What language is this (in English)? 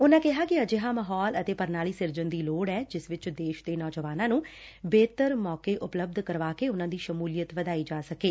Punjabi